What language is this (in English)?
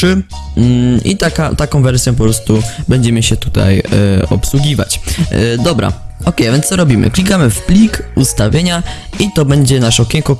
Polish